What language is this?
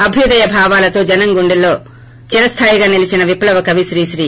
Telugu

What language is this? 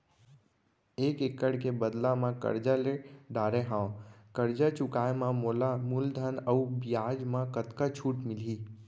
Chhattisgarhi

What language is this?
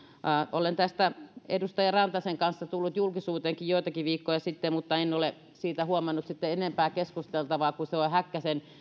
Finnish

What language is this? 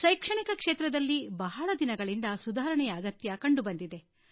Kannada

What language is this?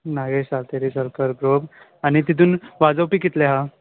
Konkani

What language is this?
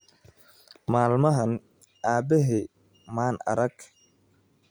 Somali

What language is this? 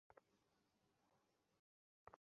Bangla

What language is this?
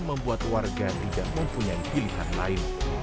Indonesian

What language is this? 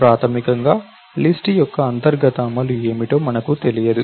Telugu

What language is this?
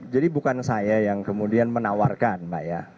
Indonesian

